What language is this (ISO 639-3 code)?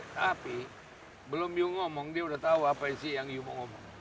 ind